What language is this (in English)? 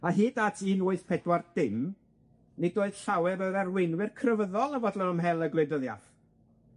Welsh